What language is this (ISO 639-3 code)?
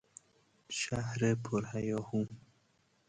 fas